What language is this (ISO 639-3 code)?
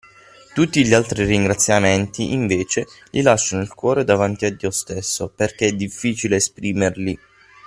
ita